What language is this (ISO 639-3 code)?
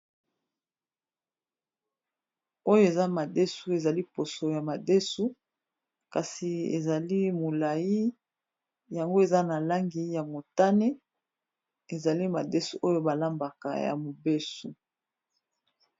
lin